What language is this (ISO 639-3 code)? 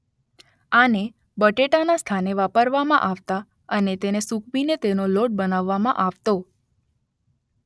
guj